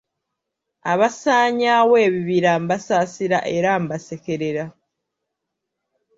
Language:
Ganda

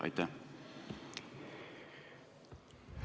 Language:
Estonian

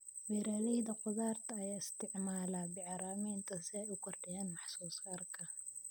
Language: Somali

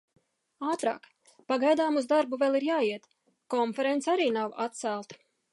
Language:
Latvian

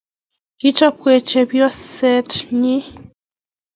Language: Kalenjin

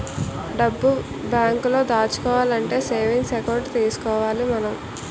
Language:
Telugu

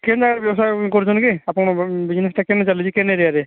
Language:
Odia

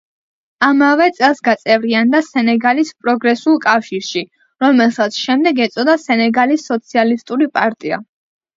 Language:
Georgian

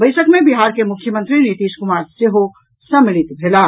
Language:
Maithili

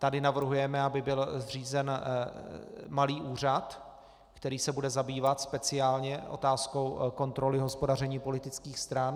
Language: Czech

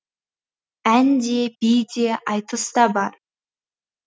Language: Kazakh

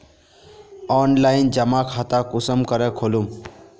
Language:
Magahi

